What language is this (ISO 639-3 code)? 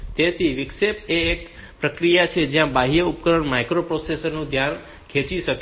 guj